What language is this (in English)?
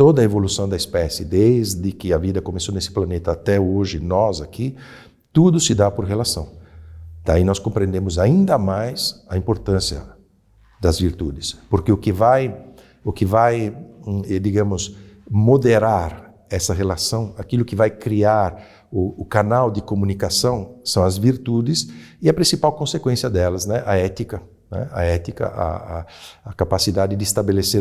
Portuguese